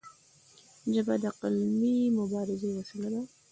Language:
Pashto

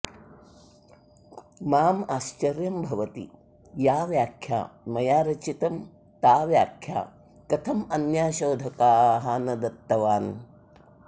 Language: Sanskrit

